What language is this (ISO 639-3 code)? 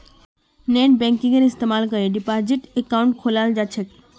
mag